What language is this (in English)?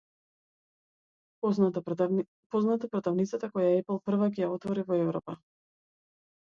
Macedonian